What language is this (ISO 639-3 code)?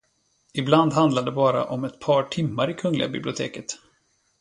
swe